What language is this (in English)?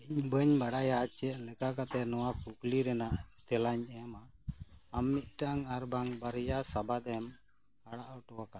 Santali